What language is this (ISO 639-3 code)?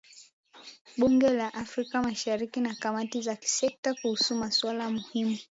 swa